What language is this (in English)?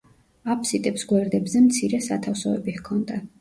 Georgian